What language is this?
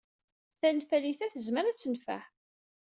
Kabyle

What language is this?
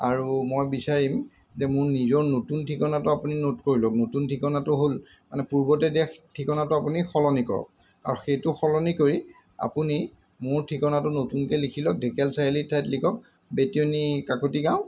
Assamese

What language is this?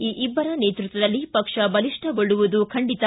Kannada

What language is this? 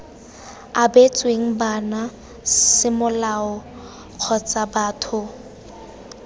Tswana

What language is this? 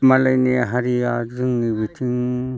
Bodo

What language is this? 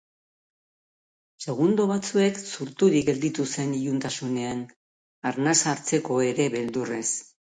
Basque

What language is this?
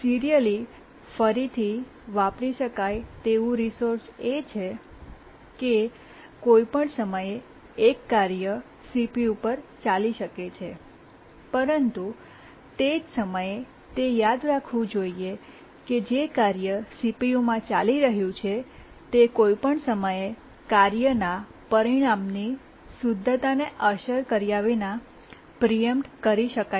Gujarati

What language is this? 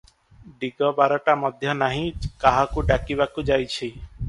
Odia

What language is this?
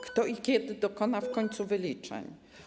Polish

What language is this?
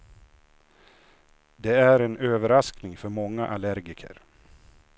Swedish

